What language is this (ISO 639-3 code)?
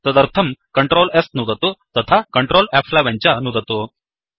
san